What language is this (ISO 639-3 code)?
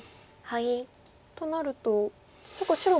jpn